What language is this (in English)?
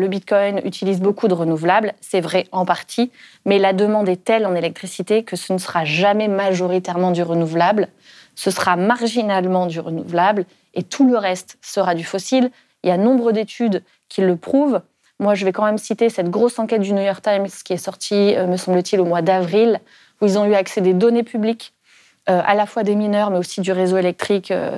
French